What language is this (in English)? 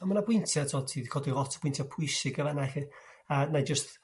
Welsh